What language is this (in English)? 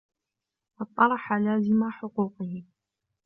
Arabic